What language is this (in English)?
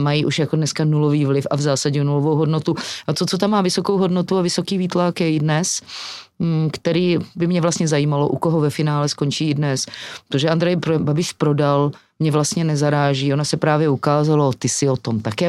Czech